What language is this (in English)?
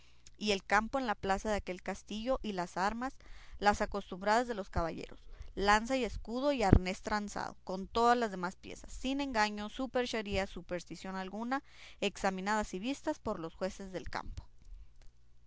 Spanish